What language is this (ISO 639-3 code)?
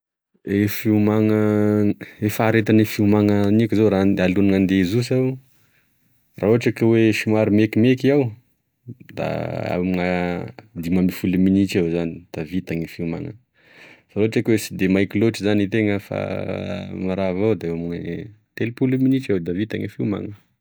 tkg